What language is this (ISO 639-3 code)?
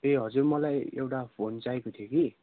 nep